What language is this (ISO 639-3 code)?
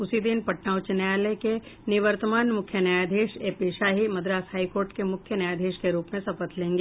hin